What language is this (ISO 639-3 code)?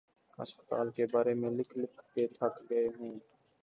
urd